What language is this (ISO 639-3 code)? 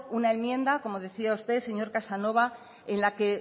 spa